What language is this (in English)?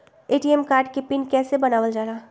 Magahi